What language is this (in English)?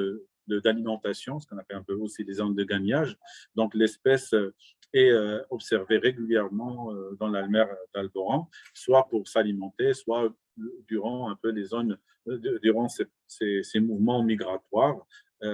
French